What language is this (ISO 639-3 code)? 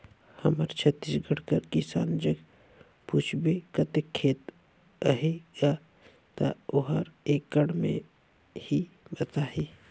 hne